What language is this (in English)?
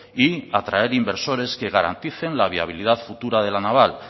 Spanish